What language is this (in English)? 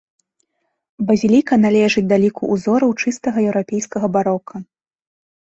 Belarusian